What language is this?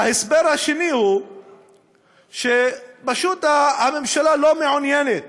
Hebrew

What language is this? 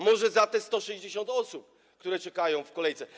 Polish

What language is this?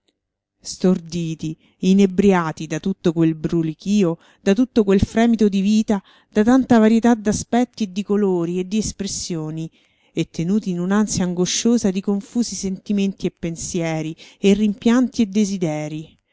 Italian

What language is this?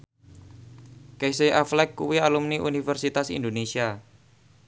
Javanese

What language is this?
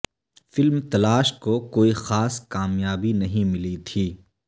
Urdu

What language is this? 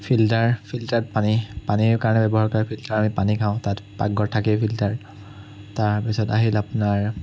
Assamese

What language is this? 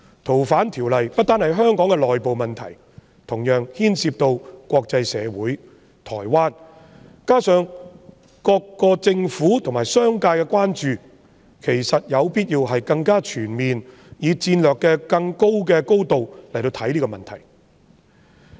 Cantonese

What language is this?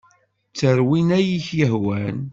Kabyle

